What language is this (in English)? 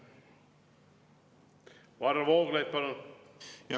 Estonian